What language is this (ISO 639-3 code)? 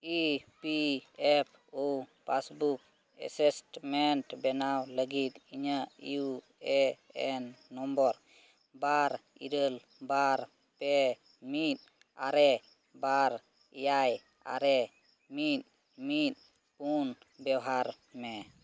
sat